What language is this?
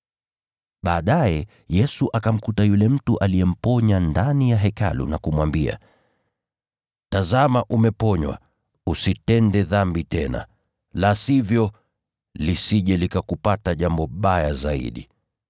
Swahili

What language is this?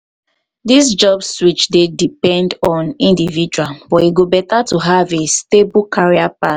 Nigerian Pidgin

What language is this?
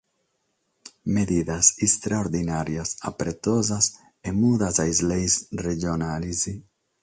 Sardinian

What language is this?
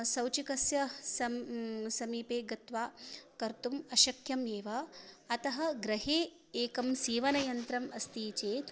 Sanskrit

